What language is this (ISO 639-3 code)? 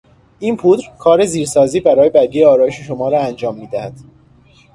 fas